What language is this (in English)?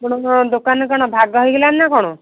Odia